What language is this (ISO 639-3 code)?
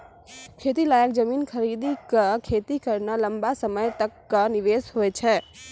mai